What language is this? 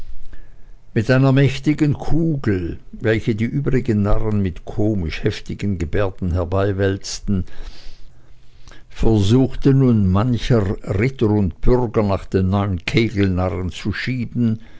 German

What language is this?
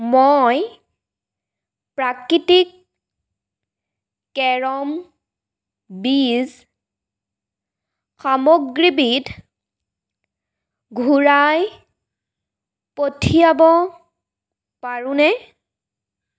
Assamese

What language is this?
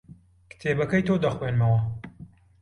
Central Kurdish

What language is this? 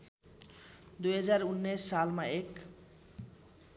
Nepali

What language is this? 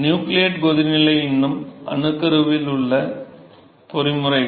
Tamil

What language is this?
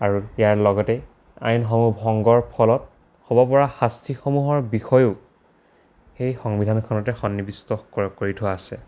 Assamese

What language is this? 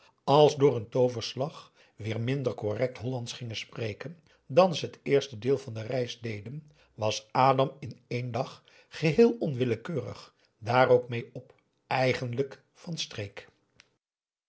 Dutch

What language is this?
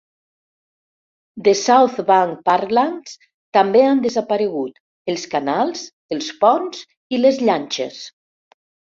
Catalan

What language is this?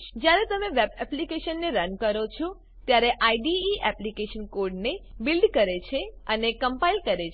Gujarati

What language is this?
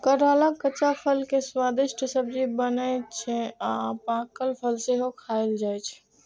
Maithili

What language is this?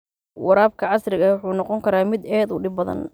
Somali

